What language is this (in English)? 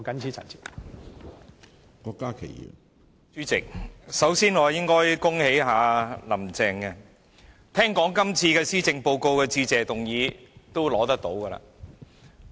Cantonese